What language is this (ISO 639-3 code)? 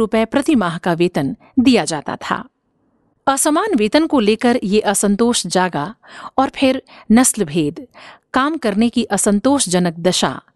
hin